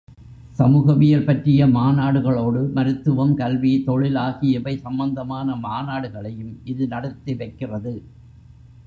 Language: Tamil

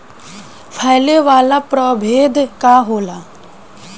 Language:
Bhojpuri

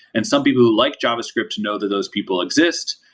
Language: English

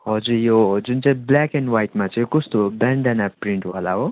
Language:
Nepali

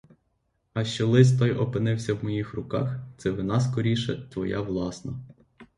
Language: Ukrainian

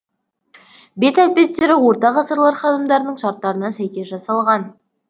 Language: Kazakh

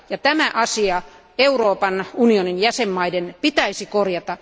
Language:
Finnish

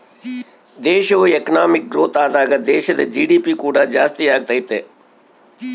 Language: Kannada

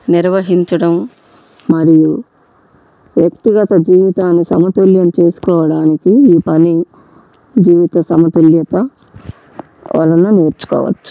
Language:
Telugu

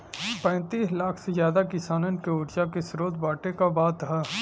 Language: Bhojpuri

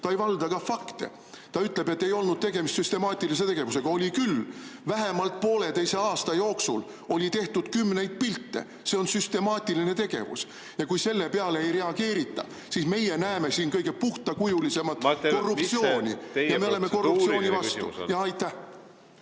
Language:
Estonian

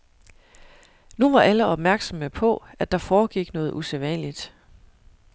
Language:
Danish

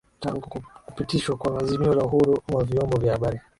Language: Swahili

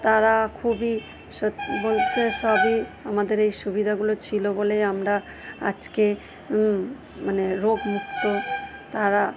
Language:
Bangla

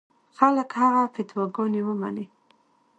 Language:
Pashto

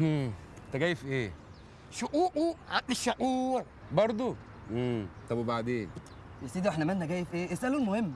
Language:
Arabic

